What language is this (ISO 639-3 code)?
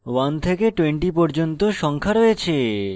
ben